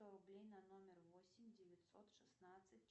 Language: Russian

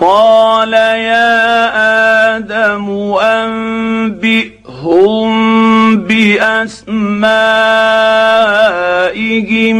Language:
Arabic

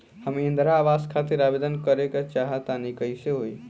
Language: Bhojpuri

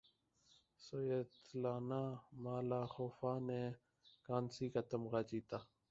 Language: Urdu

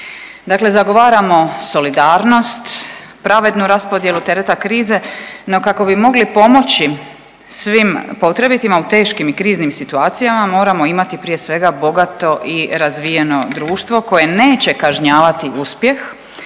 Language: Croatian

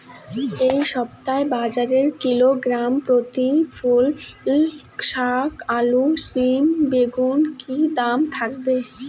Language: Bangla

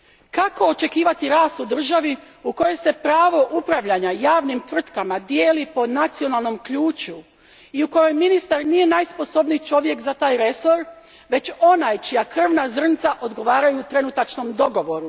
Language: Croatian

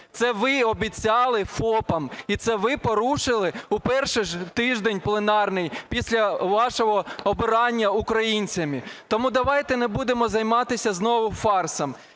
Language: Ukrainian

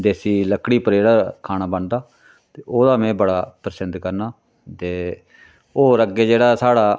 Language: Dogri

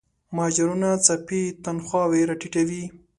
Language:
Pashto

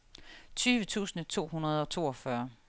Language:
Danish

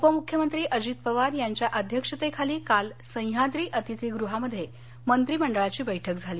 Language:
Marathi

